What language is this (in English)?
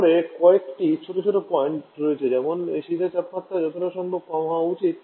Bangla